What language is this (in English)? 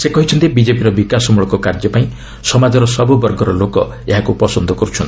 Odia